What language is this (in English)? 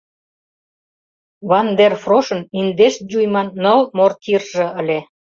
Mari